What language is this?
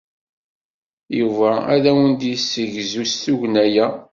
Kabyle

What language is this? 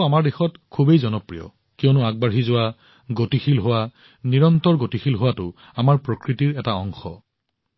Assamese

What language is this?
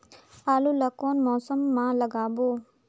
Chhattisgarhi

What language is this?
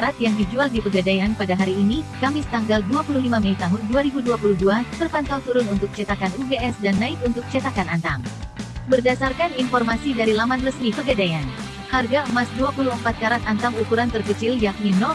Indonesian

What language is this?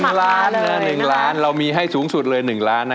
Thai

